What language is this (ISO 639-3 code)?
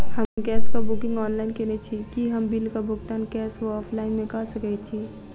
mai